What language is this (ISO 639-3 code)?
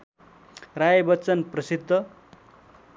nep